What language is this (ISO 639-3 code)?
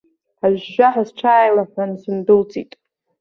abk